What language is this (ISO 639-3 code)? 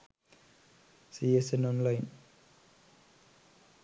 sin